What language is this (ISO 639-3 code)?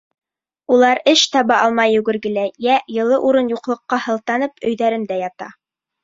bak